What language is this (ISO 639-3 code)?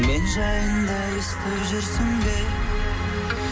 kaz